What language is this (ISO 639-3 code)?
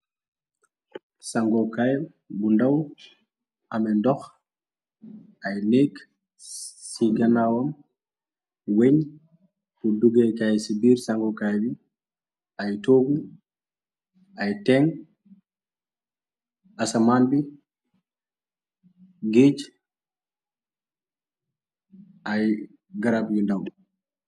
wol